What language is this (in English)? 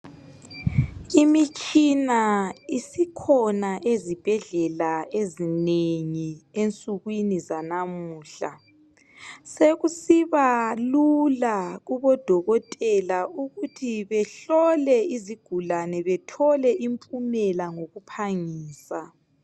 North Ndebele